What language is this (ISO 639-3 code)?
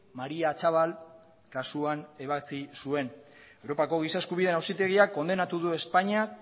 eus